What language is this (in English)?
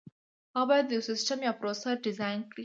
Pashto